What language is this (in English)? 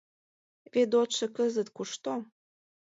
Mari